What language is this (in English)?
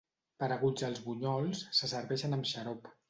Catalan